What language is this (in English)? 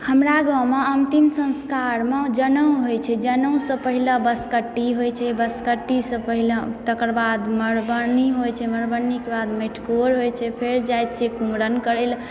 Maithili